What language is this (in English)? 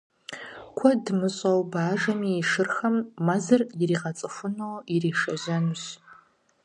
Kabardian